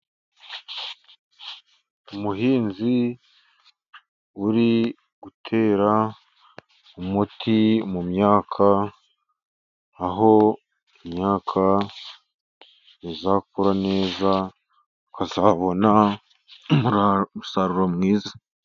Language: Kinyarwanda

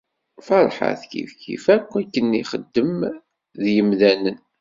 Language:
Kabyle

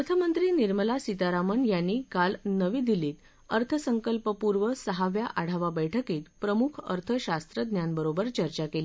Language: Marathi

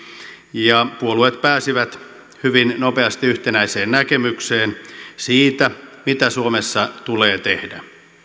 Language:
Finnish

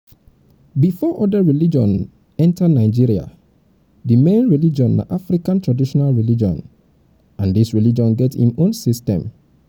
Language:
Nigerian Pidgin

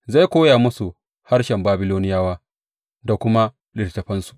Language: Hausa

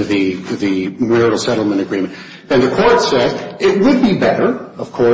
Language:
English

